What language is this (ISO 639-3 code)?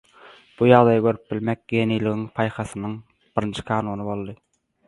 tuk